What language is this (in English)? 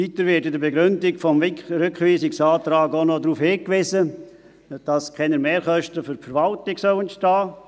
Swiss German